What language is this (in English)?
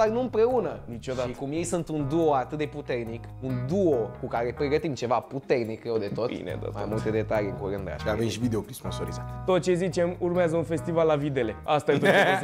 Romanian